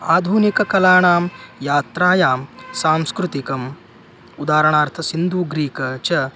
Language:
Sanskrit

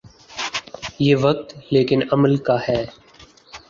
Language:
Urdu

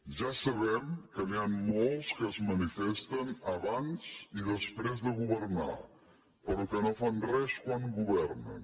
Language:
Catalan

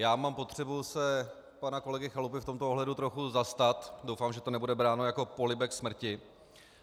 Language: Czech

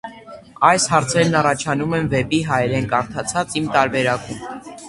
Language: Armenian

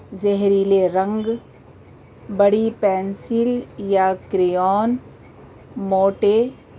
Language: Urdu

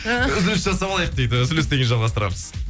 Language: Kazakh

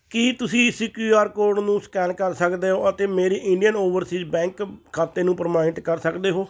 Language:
Punjabi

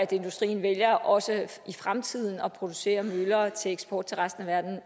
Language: Danish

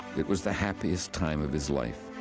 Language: English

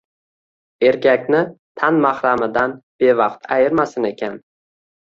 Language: Uzbek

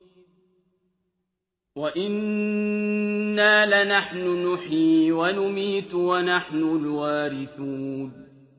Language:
Arabic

